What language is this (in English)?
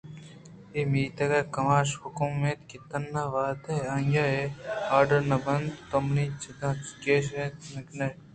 Eastern Balochi